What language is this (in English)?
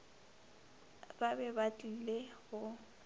Northern Sotho